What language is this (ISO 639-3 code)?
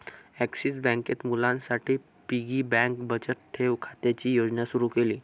mar